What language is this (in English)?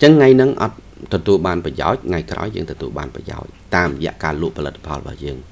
Vietnamese